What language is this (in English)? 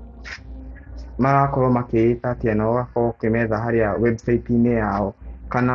Kikuyu